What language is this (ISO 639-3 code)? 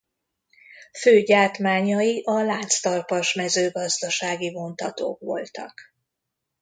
hun